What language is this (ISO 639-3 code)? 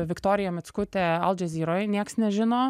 lit